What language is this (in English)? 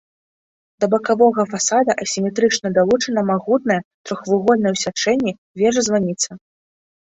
Belarusian